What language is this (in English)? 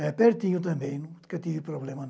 Portuguese